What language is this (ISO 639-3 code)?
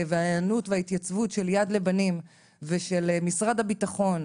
heb